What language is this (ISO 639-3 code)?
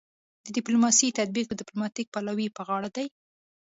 pus